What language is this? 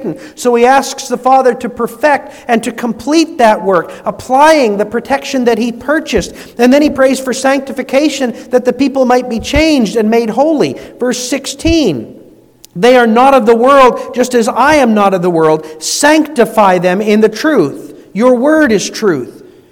English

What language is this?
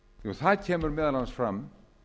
Icelandic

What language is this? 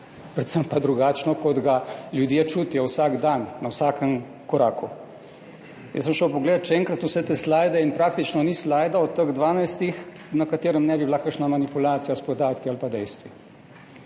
Slovenian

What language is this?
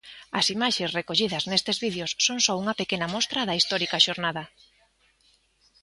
Galician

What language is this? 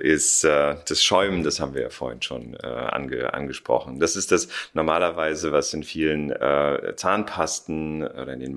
German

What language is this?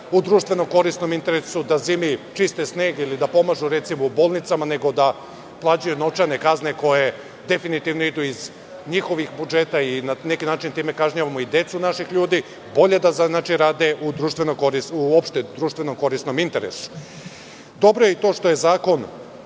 Serbian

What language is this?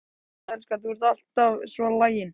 Icelandic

